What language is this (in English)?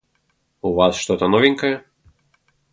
Russian